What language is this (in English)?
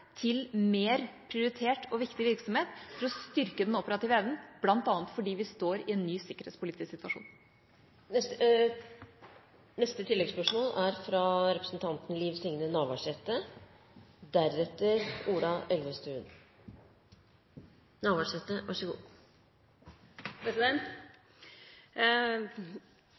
Norwegian